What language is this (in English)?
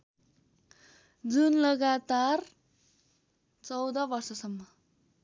Nepali